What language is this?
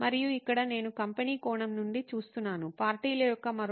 Telugu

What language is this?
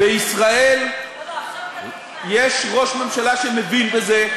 Hebrew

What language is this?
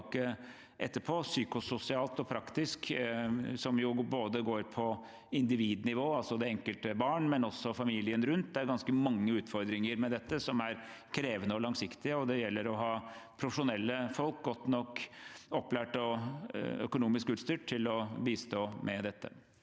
Norwegian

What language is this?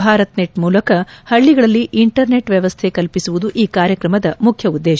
Kannada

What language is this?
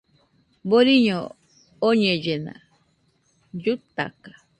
Nüpode Huitoto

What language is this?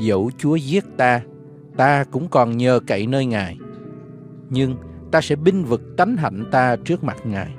Vietnamese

